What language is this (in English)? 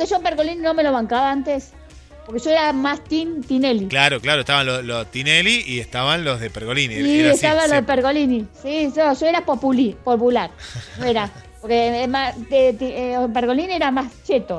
Spanish